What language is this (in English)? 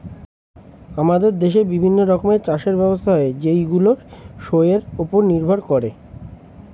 Bangla